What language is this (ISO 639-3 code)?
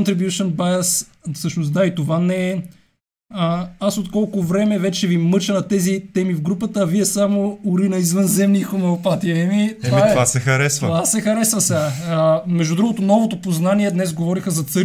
bul